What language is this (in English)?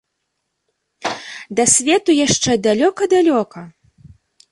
Belarusian